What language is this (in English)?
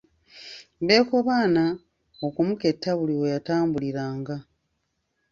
Ganda